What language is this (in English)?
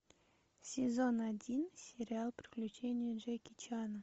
Russian